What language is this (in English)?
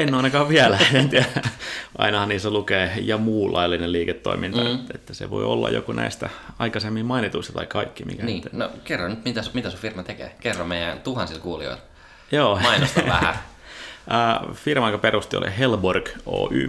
Finnish